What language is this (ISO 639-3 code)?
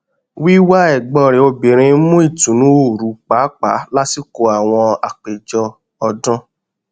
yor